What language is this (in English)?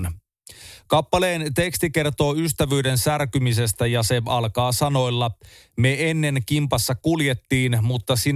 Finnish